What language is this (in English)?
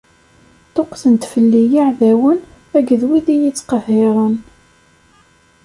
Kabyle